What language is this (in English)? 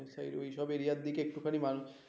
Bangla